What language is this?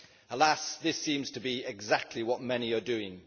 English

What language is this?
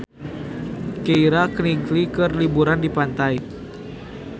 Sundanese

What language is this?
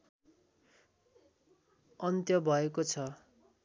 Nepali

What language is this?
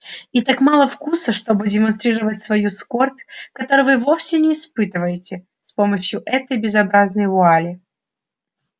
Russian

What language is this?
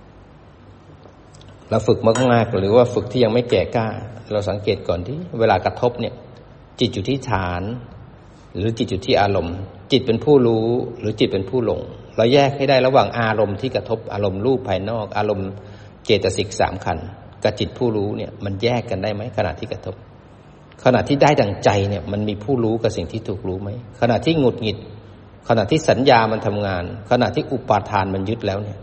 Thai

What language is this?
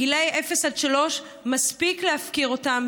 Hebrew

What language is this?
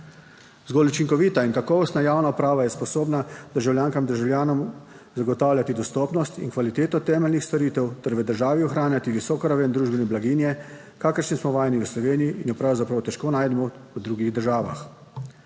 Slovenian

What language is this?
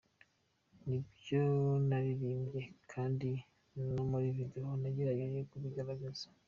Kinyarwanda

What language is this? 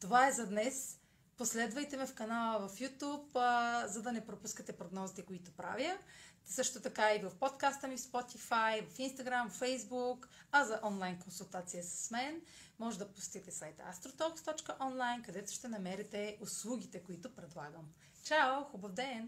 Bulgarian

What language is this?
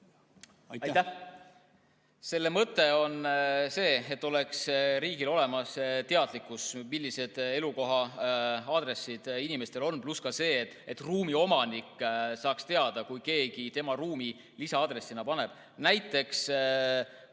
Estonian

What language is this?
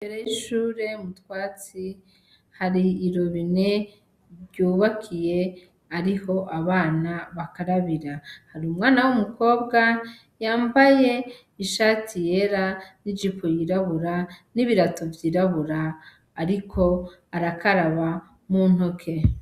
Rundi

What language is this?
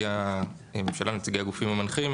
Hebrew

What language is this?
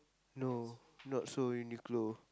English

